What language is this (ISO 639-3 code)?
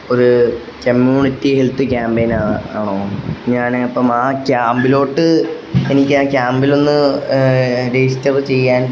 mal